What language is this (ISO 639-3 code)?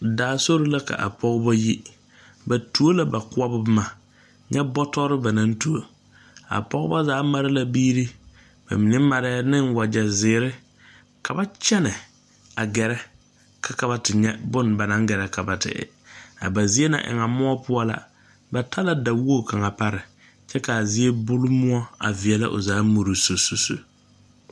dga